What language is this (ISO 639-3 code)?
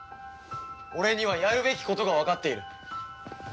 jpn